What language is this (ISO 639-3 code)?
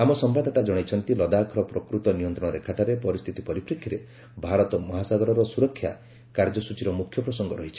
ori